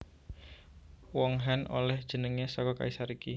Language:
Javanese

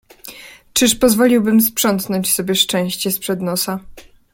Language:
Polish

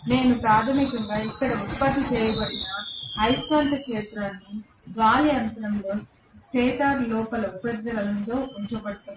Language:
Telugu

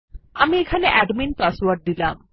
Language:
Bangla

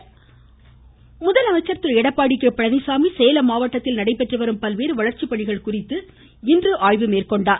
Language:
Tamil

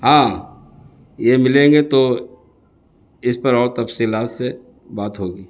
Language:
Urdu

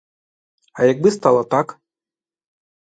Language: Ukrainian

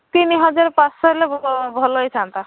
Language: Odia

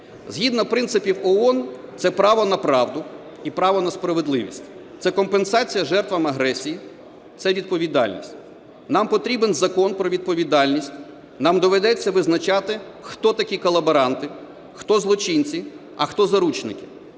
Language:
Ukrainian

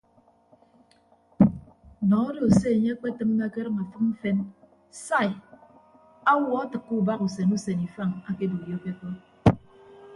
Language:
Ibibio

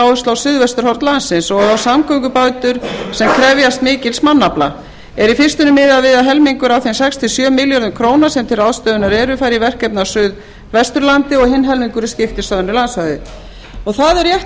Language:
Icelandic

